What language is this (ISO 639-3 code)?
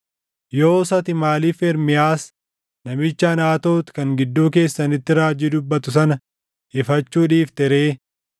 orm